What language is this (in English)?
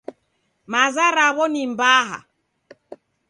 Taita